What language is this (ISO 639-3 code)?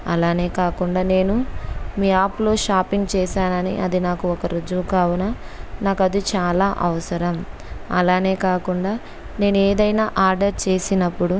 tel